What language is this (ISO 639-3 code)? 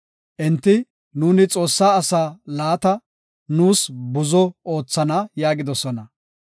gof